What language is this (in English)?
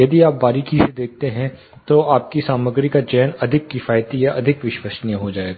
Hindi